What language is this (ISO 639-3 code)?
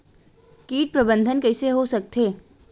hne